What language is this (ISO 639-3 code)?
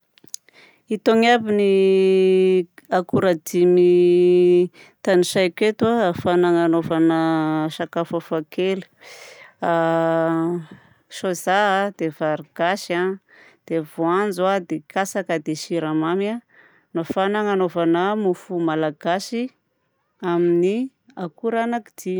bzc